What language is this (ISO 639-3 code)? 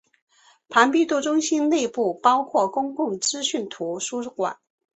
zho